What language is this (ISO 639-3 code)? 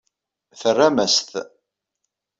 kab